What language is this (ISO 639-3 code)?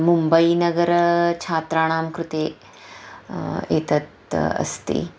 san